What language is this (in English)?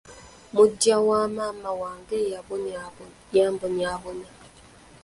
Ganda